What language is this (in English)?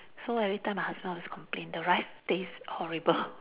English